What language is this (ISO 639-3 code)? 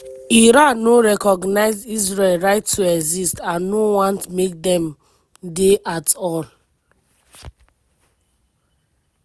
pcm